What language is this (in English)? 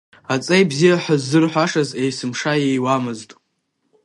Abkhazian